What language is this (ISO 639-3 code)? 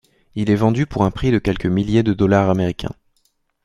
fra